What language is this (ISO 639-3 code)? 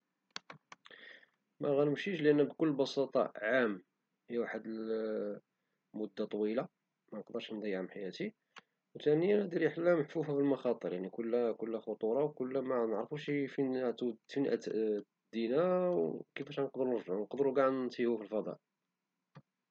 ary